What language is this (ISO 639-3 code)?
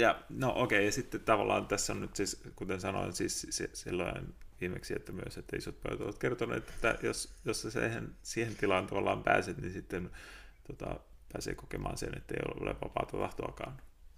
fin